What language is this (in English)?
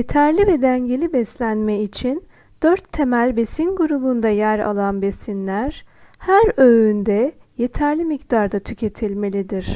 Turkish